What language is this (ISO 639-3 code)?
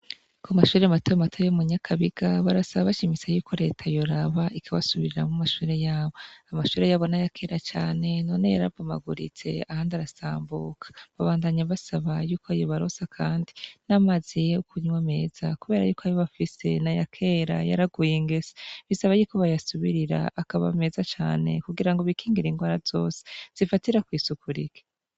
run